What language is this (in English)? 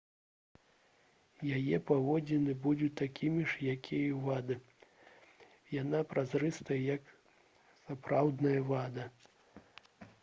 Belarusian